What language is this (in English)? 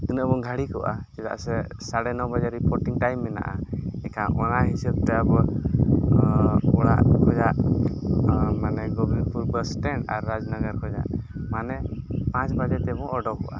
Santali